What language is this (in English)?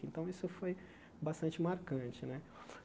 Portuguese